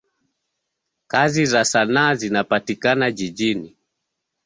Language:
Swahili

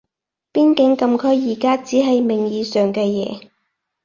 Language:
Cantonese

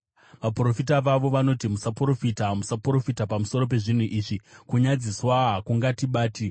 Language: Shona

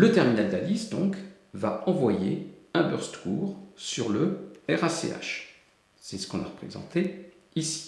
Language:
French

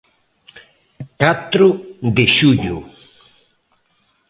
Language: Galician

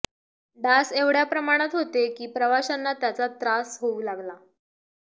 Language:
Marathi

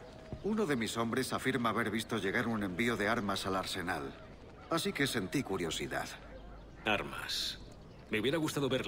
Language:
Spanish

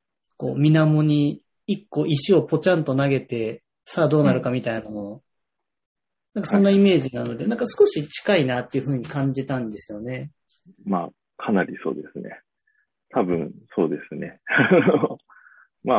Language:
Japanese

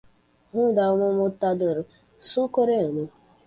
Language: Portuguese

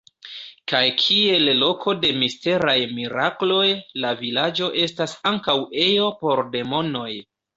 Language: Esperanto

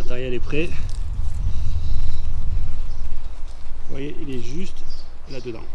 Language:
French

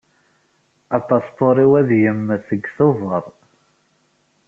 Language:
Kabyle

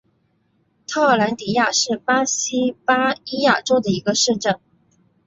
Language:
Chinese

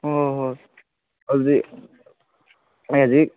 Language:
Manipuri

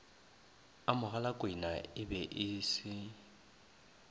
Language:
Northern Sotho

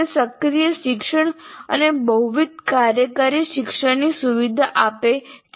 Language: Gujarati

